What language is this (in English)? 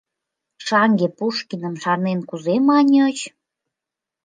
Mari